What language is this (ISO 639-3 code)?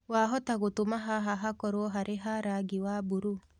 kik